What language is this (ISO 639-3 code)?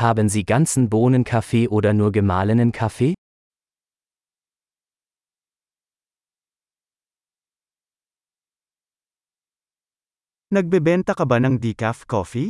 fil